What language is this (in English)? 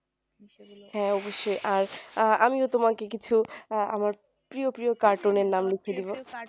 Bangla